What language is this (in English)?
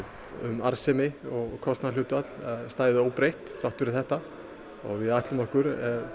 Icelandic